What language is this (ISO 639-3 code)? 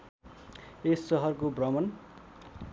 nep